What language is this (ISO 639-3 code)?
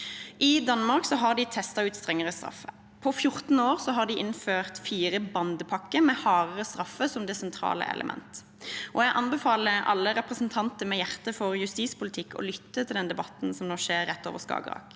nor